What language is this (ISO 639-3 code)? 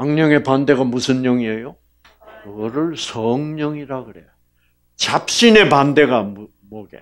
kor